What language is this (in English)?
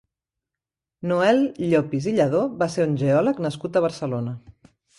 Catalan